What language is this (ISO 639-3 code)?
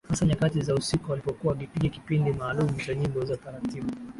swa